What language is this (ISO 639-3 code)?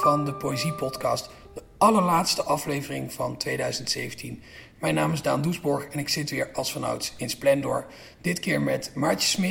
nld